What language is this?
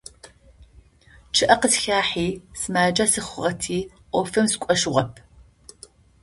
Adyghe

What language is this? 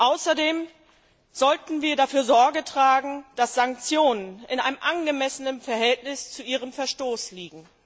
German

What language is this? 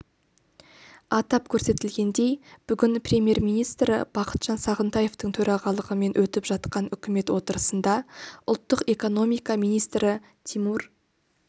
Kazakh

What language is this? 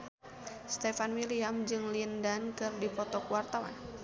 Sundanese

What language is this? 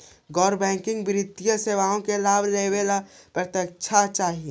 Magahi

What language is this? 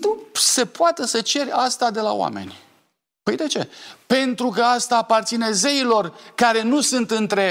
Romanian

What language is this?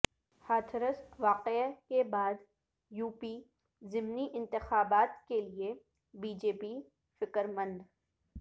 Urdu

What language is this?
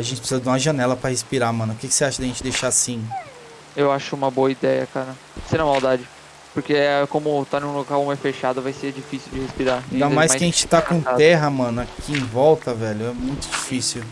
Portuguese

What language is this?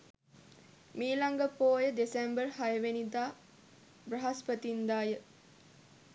Sinhala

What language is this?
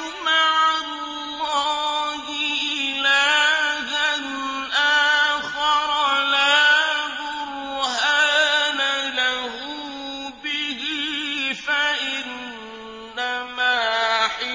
Arabic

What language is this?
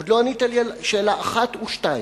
Hebrew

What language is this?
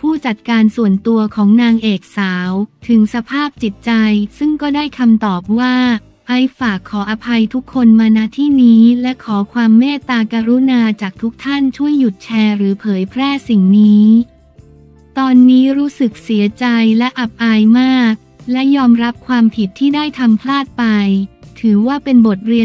Thai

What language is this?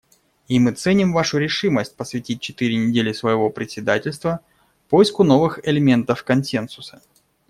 Russian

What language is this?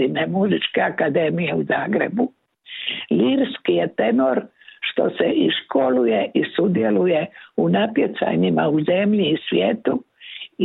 Croatian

